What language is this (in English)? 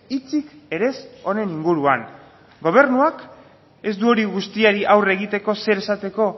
Basque